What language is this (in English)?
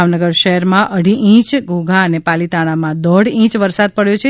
Gujarati